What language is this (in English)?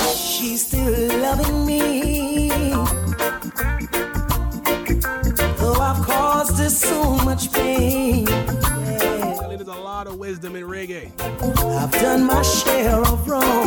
English